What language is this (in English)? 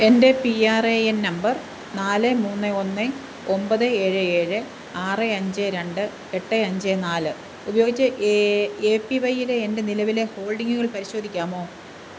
Malayalam